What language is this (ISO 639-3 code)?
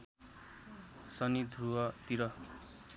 nep